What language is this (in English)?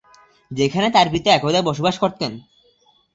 Bangla